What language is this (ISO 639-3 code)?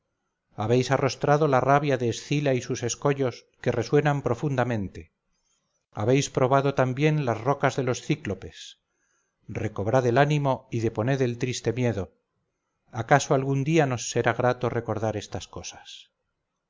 spa